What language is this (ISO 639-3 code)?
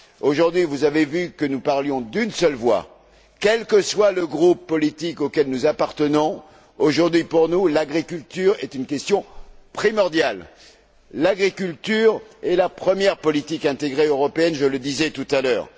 fra